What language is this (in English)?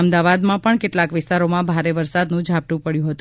Gujarati